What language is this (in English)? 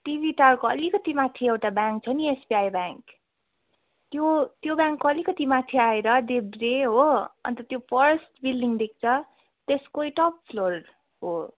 Nepali